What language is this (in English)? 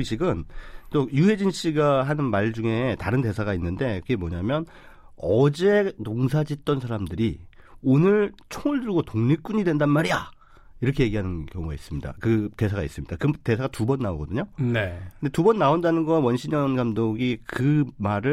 Korean